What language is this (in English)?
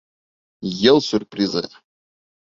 Bashkir